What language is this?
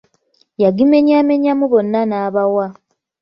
Ganda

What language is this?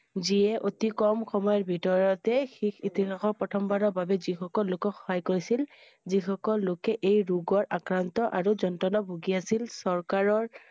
Assamese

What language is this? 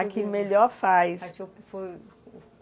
Portuguese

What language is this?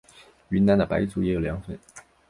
Chinese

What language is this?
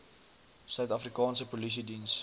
Afrikaans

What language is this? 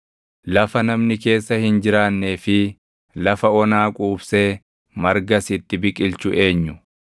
Oromo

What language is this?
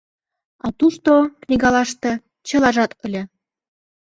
Mari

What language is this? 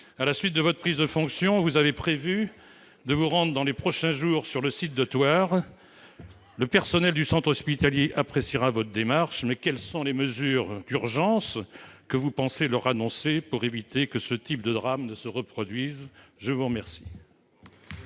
French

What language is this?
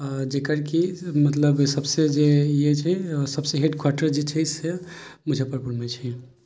Maithili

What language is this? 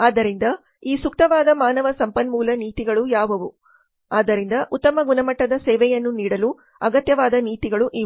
Kannada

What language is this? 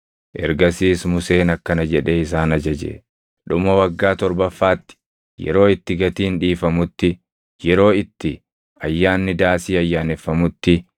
Oromo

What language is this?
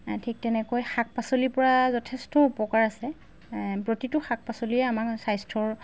Assamese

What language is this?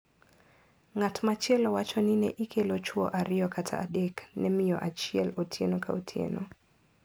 Luo (Kenya and Tanzania)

